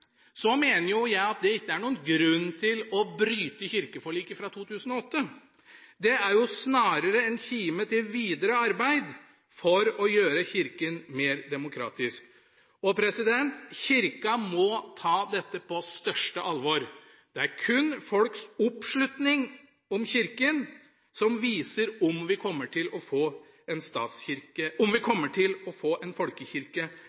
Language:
Norwegian Bokmål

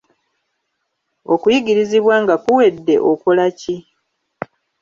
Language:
Ganda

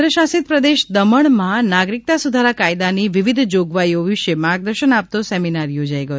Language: Gujarati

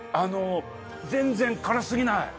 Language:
Japanese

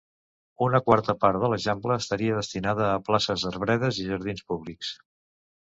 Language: Catalan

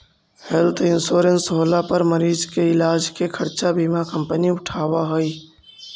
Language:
Magahi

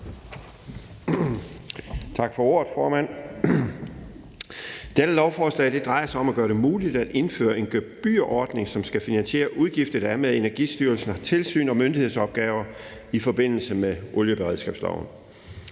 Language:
Danish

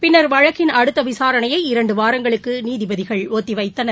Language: Tamil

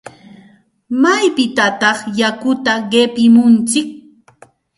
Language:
Santa Ana de Tusi Pasco Quechua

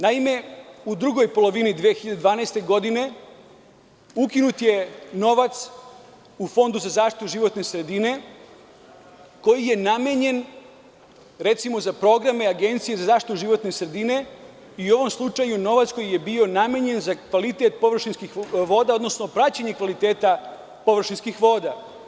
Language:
Serbian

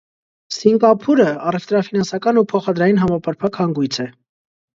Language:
Armenian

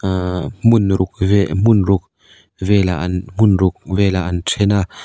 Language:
Mizo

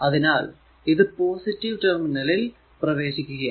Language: Malayalam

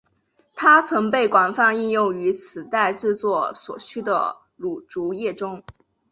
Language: Chinese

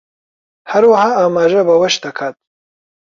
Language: Central Kurdish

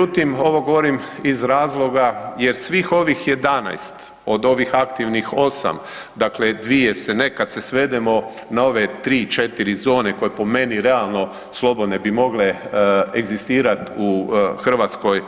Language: Croatian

